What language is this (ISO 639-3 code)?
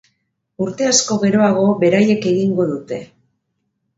eus